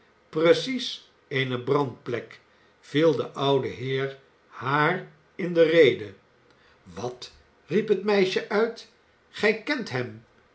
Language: Dutch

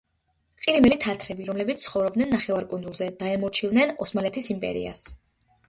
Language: Georgian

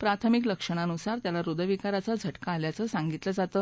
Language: Marathi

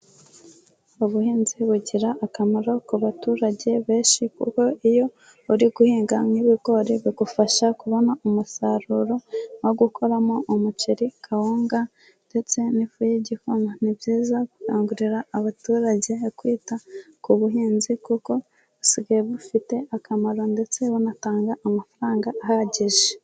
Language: Kinyarwanda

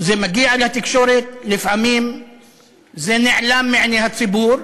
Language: Hebrew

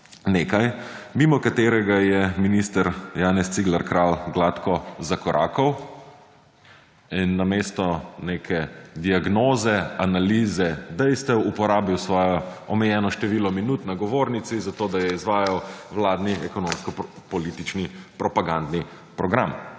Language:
Slovenian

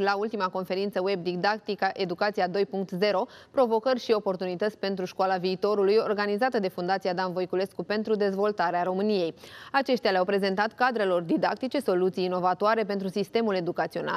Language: Romanian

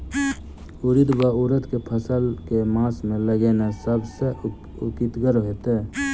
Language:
Maithili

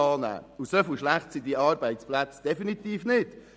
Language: Swiss German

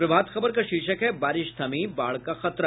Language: Hindi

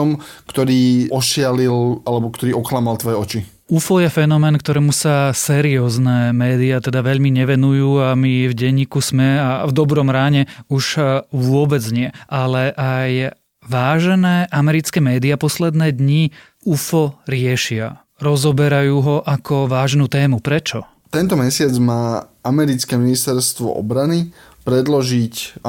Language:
Slovak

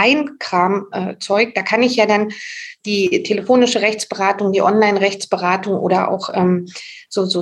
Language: German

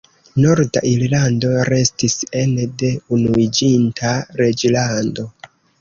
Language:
Esperanto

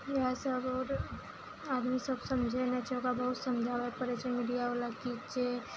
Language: Maithili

